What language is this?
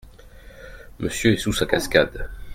French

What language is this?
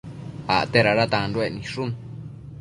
Matsés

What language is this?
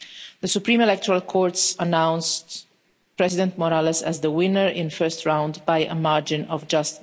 English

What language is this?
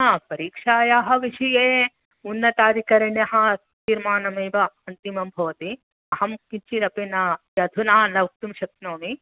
Sanskrit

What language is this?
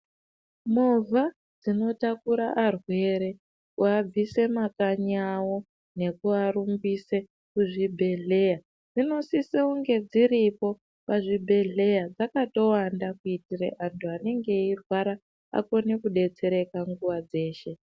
Ndau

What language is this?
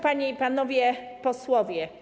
Polish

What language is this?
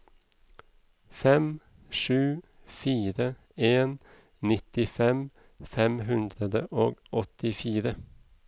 Norwegian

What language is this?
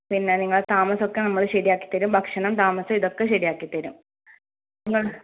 Malayalam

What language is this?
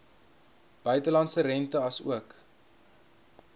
Afrikaans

